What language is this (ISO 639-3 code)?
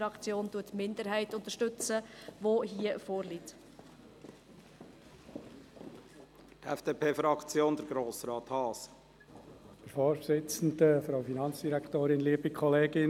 gsw